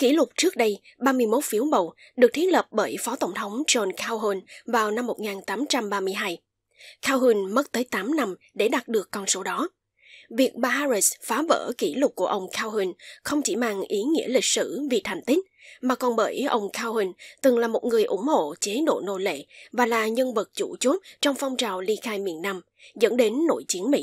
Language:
Vietnamese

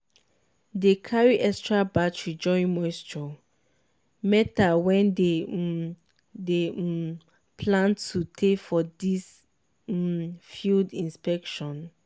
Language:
Nigerian Pidgin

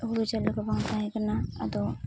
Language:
Santali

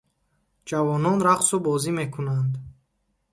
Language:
Tajik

